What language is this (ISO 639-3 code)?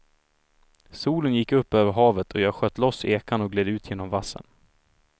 swe